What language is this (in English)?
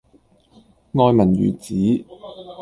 Cantonese